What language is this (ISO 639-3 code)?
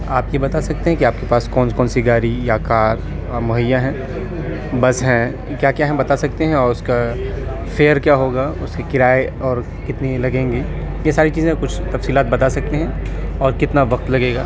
urd